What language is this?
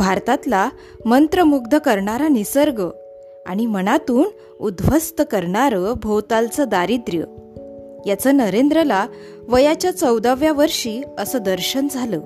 Marathi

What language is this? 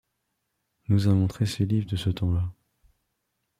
French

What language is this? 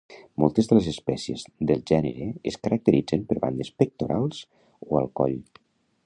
Catalan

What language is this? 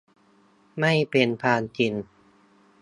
Thai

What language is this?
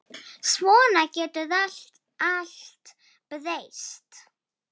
Icelandic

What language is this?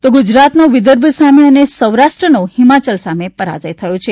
Gujarati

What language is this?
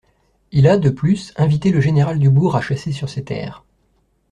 French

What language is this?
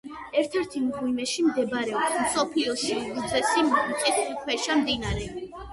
Georgian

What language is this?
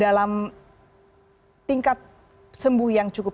Indonesian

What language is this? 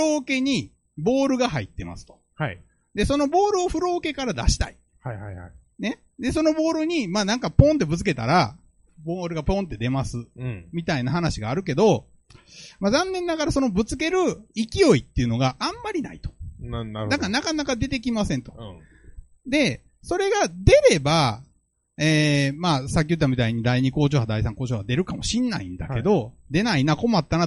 Japanese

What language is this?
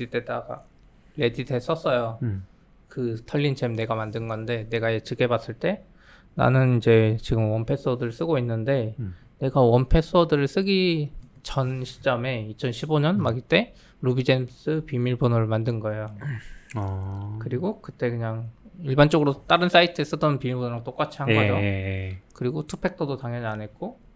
Korean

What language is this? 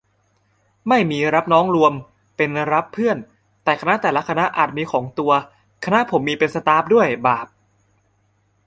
Thai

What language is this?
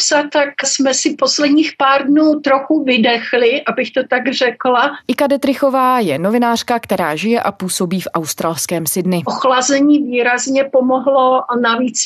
Czech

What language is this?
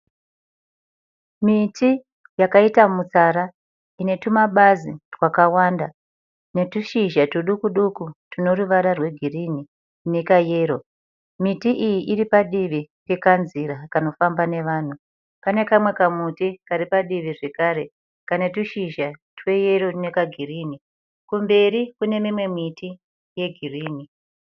Shona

